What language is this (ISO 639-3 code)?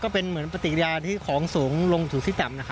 tha